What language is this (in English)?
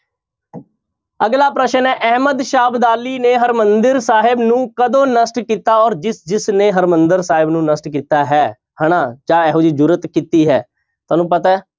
Punjabi